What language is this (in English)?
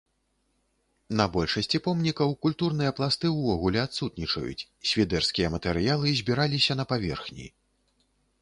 Belarusian